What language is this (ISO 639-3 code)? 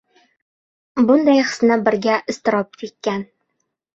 uzb